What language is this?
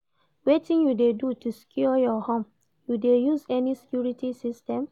Nigerian Pidgin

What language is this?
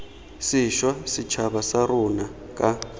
Tswana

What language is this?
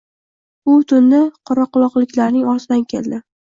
Uzbek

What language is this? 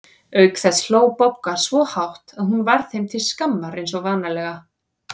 Icelandic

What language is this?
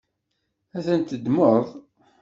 Kabyle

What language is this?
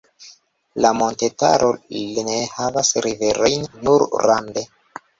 Esperanto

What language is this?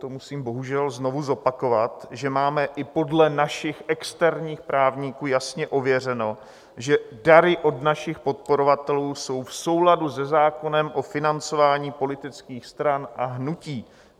Czech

